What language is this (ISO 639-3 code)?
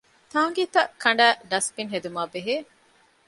div